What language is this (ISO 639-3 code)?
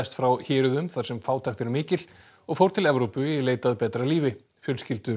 isl